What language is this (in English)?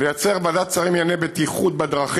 Hebrew